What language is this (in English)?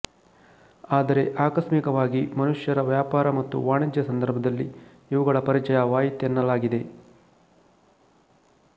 Kannada